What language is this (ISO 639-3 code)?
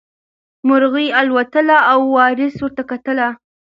pus